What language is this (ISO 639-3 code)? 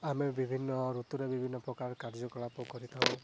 ori